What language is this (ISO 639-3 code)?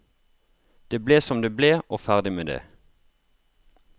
nor